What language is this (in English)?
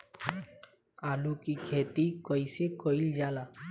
Bhojpuri